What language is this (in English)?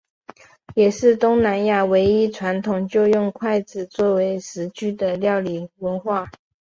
Chinese